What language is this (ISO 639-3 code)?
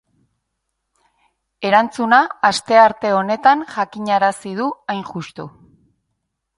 eus